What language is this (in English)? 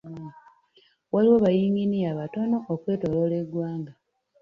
Ganda